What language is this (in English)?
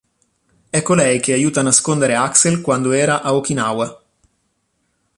Italian